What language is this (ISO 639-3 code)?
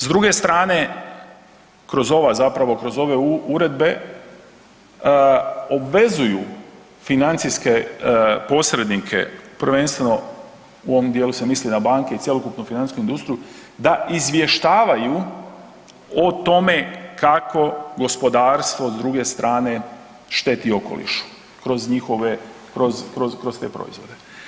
hrv